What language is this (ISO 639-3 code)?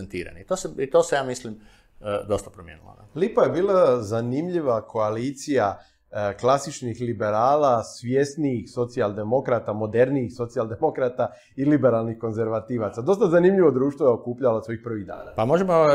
hrv